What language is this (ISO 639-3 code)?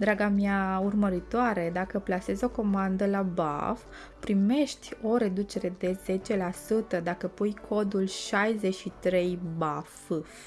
ron